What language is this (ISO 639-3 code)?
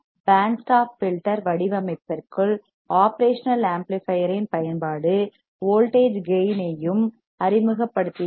tam